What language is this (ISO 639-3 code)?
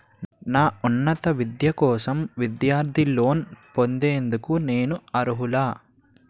tel